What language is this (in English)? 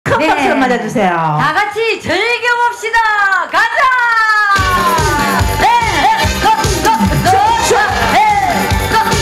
Korean